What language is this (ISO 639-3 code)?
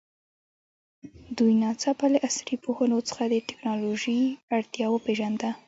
pus